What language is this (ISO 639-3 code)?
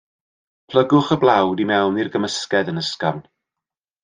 cym